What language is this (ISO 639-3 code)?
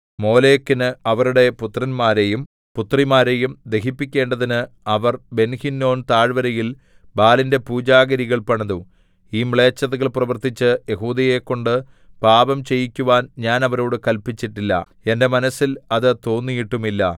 mal